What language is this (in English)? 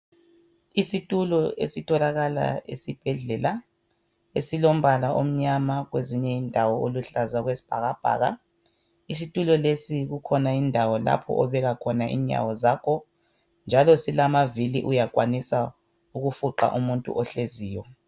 North Ndebele